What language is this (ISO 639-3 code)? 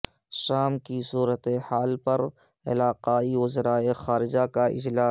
urd